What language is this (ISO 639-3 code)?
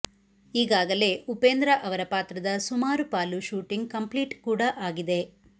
kan